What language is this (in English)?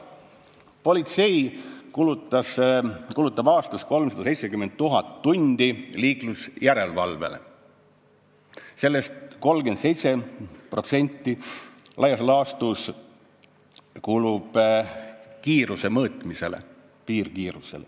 Estonian